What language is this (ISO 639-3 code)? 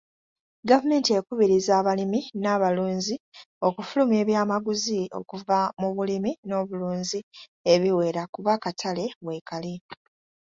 lug